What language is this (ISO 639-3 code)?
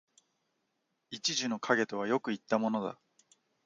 jpn